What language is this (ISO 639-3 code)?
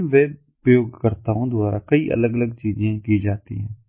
hin